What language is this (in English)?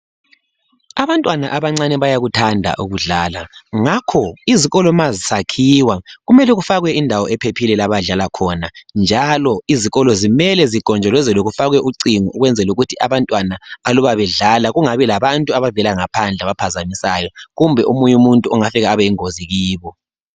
North Ndebele